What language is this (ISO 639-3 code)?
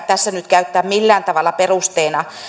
fin